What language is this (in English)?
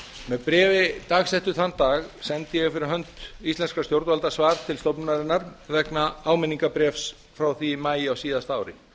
Icelandic